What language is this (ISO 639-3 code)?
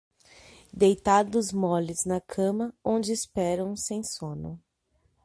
por